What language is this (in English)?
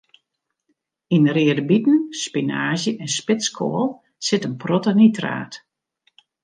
Western Frisian